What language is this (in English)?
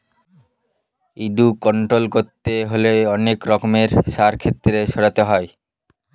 Bangla